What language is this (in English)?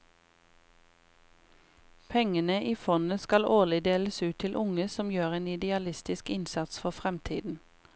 Norwegian